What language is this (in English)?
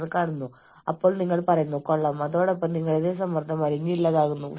Malayalam